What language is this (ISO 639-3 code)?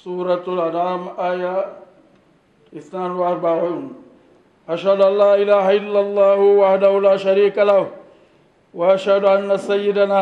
ara